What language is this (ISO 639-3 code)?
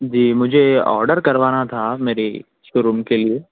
urd